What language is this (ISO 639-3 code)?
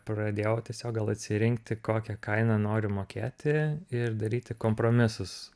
lit